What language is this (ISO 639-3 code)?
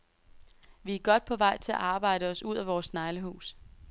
dan